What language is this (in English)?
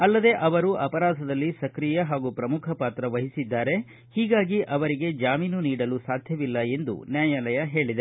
Kannada